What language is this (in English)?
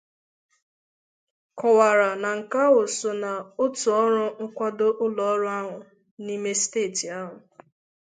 Igbo